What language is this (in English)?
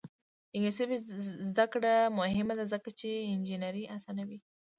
Pashto